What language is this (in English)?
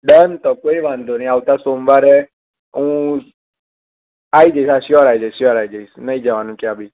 Gujarati